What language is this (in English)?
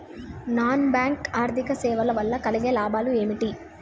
Telugu